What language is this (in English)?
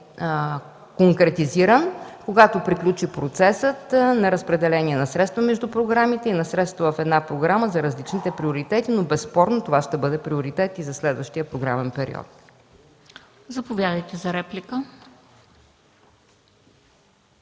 Bulgarian